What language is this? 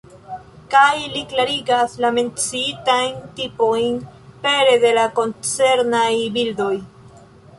Esperanto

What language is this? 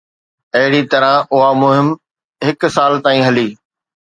Sindhi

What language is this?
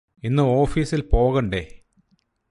Malayalam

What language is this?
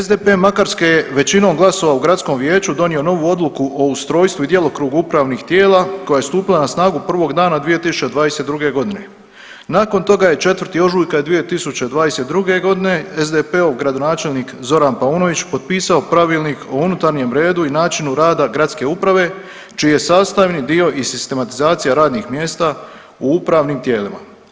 Croatian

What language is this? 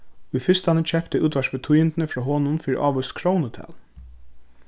Faroese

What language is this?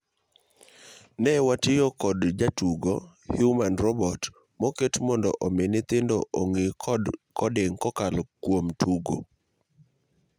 Luo (Kenya and Tanzania)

